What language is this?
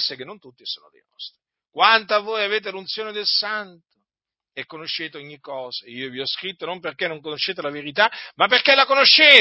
Italian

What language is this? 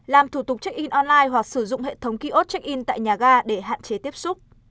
Vietnamese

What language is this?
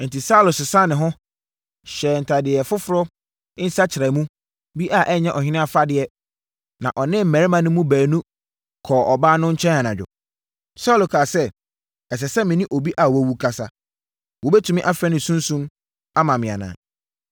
Akan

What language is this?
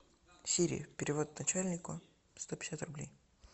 Russian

